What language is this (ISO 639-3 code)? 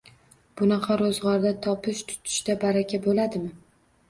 uzb